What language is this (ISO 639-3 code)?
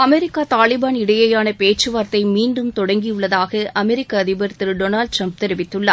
tam